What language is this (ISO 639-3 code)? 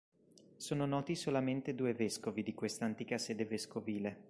ita